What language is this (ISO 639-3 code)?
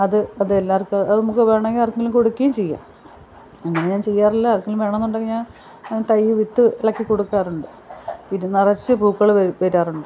mal